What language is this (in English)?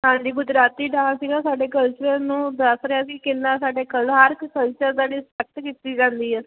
Punjabi